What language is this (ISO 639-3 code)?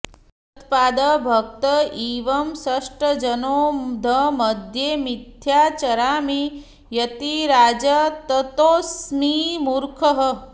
san